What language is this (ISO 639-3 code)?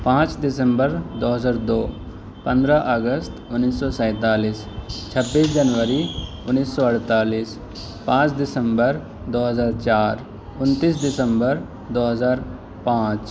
urd